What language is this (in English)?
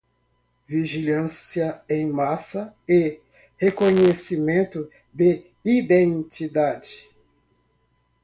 Portuguese